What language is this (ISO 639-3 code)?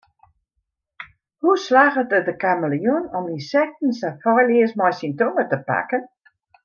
fry